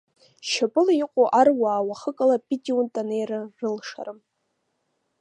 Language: Abkhazian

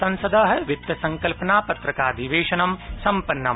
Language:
Sanskrit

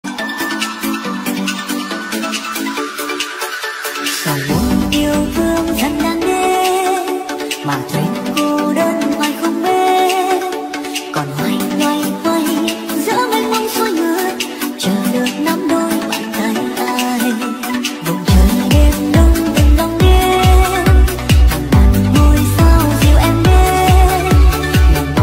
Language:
Thai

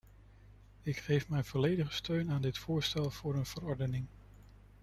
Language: Dutch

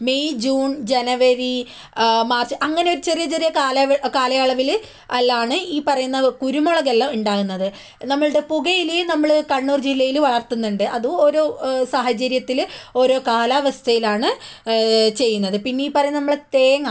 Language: Malayalam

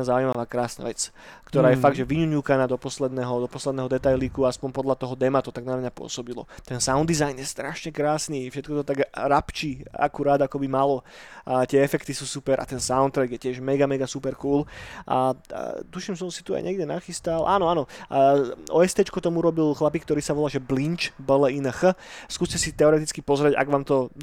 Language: Slovak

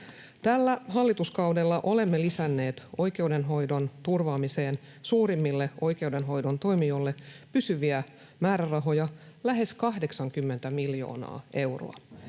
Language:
Finnish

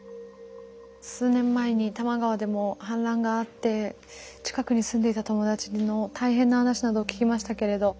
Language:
Japanese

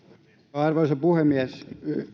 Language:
Finnish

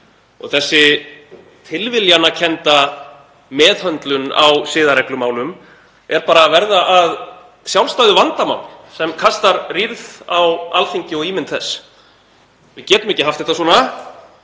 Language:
Icelandic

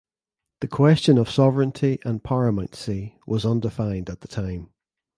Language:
English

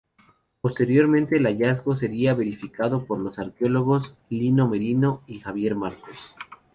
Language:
Spanish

